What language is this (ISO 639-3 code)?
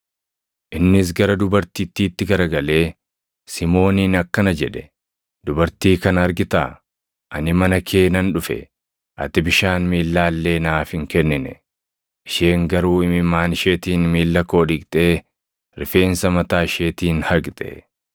orm